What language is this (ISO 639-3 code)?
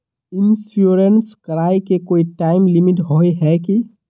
mag